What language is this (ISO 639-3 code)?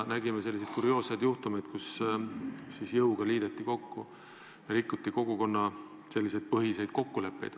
est